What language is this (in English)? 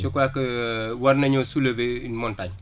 Wolof